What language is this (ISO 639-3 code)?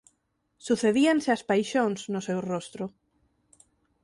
glg